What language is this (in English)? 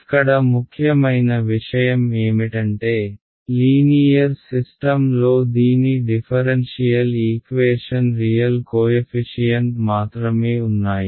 Telugu